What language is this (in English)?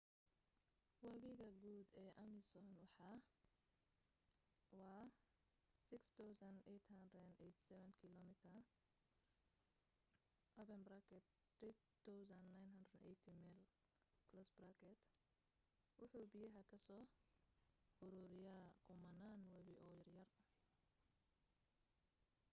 Somali